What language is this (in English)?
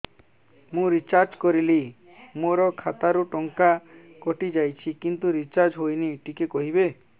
Odia